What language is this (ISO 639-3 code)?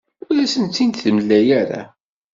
kab